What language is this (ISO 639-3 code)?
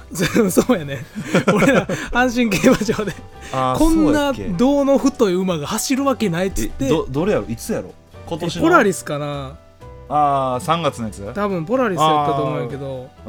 jpn